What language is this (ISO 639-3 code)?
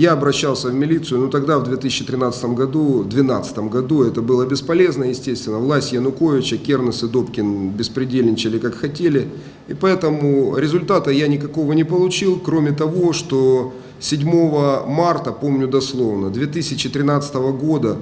rus